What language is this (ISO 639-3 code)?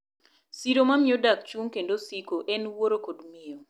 luo